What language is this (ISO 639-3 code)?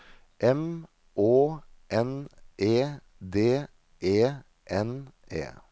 nor